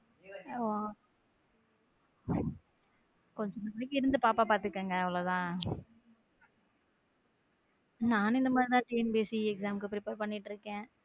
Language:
Tamil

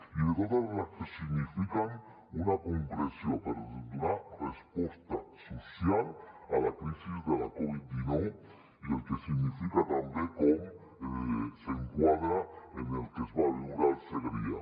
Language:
Catalan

